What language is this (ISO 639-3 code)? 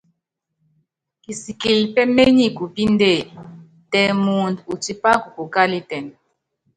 yav